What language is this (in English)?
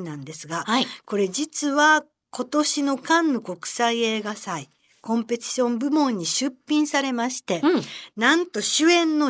Japanese